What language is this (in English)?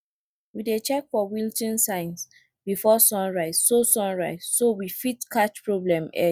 Nigerian Pidgin